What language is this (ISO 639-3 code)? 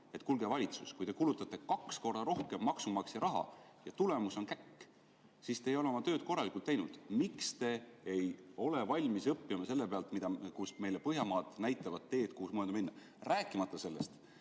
est